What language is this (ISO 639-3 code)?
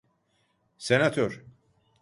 tur